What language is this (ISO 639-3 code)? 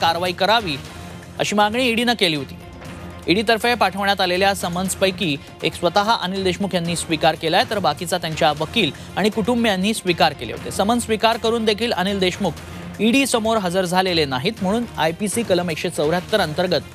hin